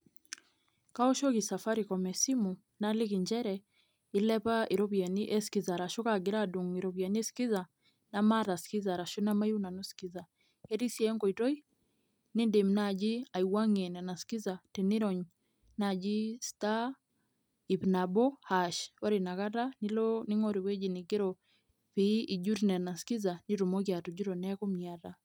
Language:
Masai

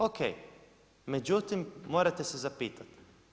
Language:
Croatian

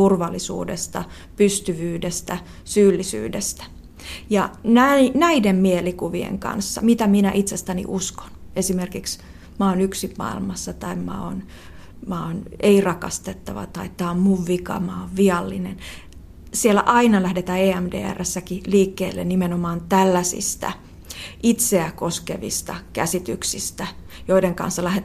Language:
Finnish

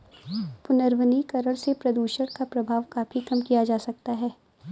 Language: Hindi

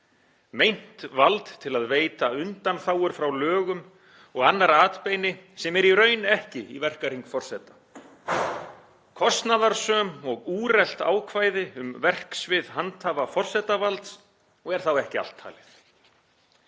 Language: Icelandic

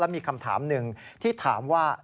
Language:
Thai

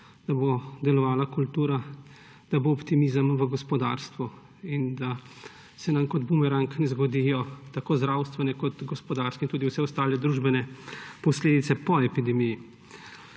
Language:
Slovenian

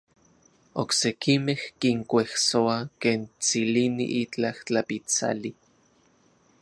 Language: Central Puebla Nahuatl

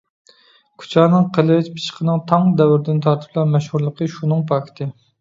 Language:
Uyghur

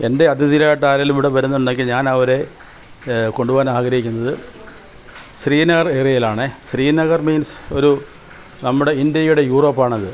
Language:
Malayalam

